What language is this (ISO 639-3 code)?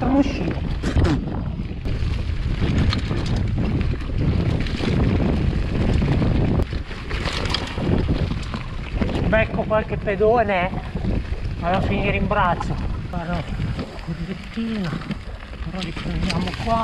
ita